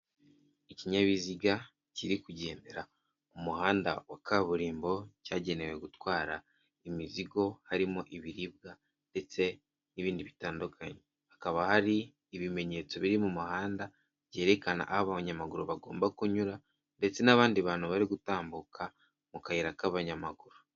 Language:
Kinyarwanda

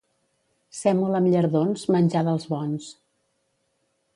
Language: Catalan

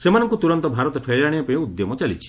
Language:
Odia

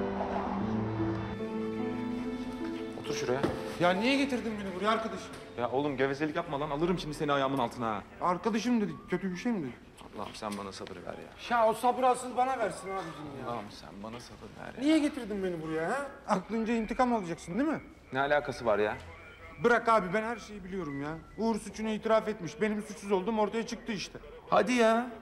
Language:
Turkish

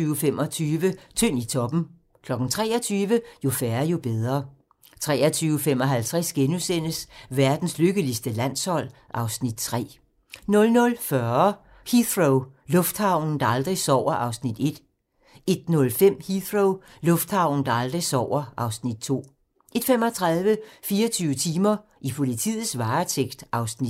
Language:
Danish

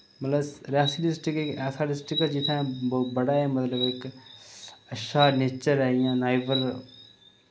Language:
Dogri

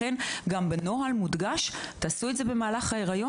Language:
Hebrew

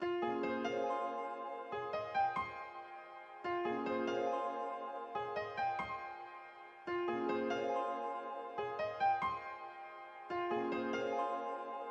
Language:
Turkish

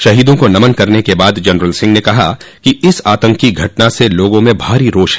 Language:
Hindi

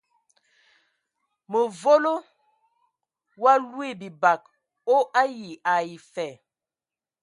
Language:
Ewondo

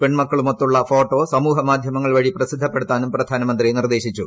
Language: Malayalam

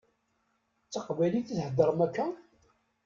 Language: Kabyle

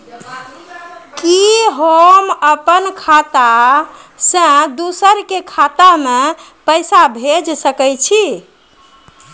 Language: Maithili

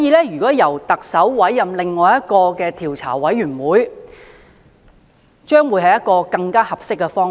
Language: Cantonese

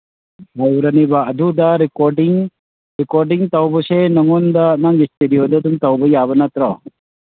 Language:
Manipuri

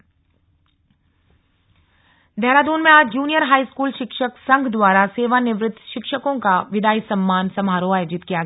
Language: Hindi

